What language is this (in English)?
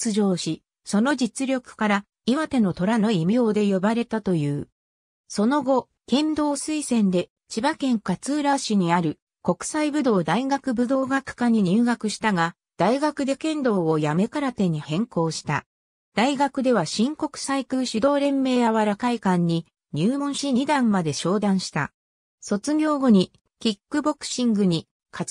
Japanese